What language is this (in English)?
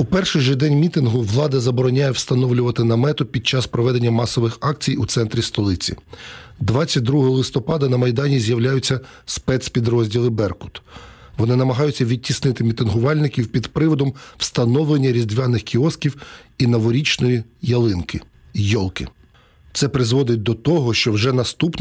Ukrainian